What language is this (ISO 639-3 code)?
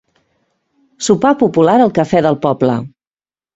cat